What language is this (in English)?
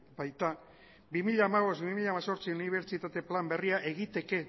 Basque